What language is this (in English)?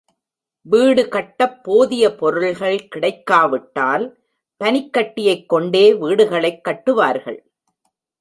Tamil